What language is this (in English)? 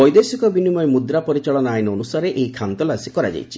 Odia